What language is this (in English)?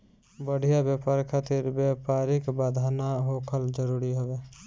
Bhojpuri